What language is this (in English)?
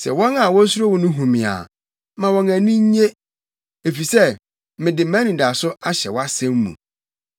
Akan